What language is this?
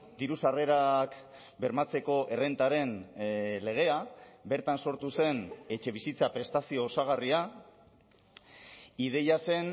Basque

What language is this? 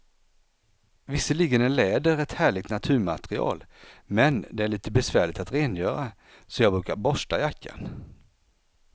Swedish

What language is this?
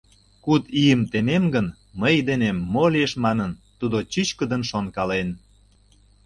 Mari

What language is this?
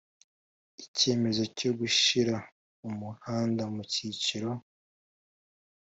Kinyarwanda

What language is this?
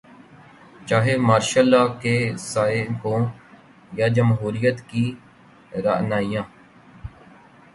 Urdu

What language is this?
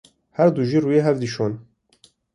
Kurdish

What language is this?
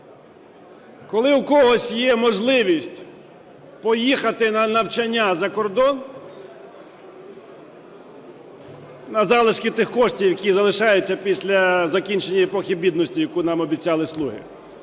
Ukrainian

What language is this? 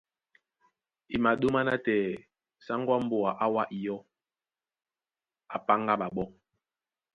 Duala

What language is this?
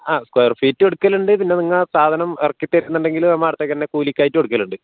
Malayalam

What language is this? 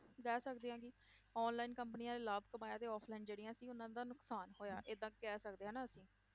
Punjabi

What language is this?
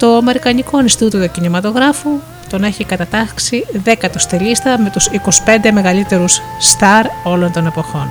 Greek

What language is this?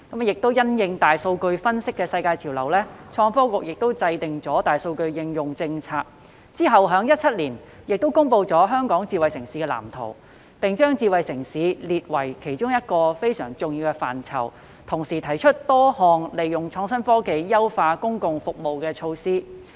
Cantonese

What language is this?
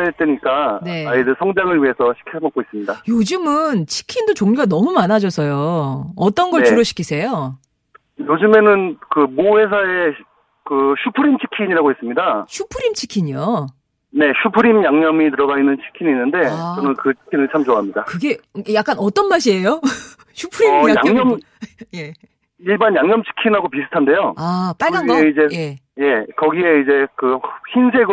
Korean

